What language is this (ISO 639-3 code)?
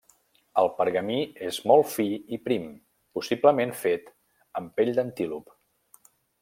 cat